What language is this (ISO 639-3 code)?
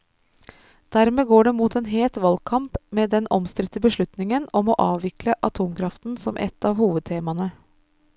nor